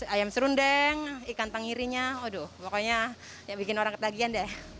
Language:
Indonesian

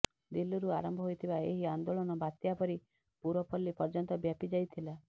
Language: Odia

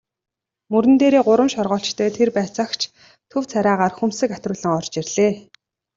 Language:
Mongolian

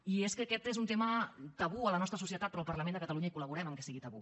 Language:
Catalan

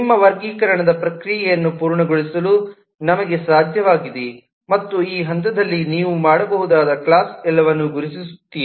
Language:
Kannada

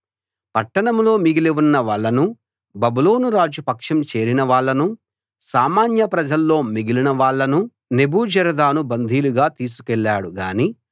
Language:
Telugu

